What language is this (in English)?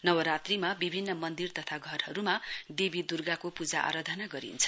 Nepali